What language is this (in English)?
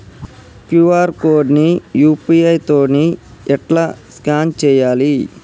Telugu